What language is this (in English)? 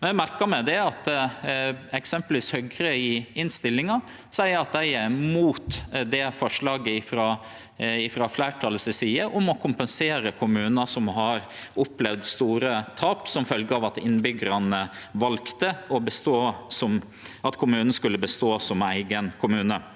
Norwegian